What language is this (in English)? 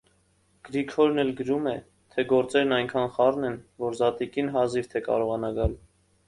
Armenian